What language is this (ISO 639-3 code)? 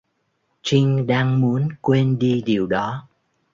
vie